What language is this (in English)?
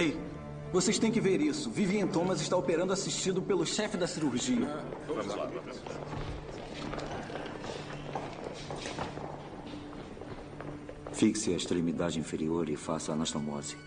Portuguese